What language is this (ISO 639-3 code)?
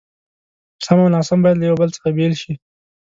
pus